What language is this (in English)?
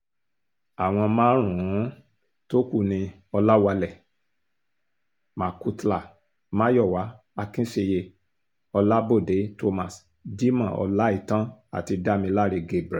Yoruba